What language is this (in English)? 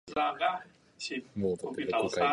Japanese